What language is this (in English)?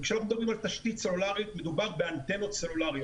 Hebrew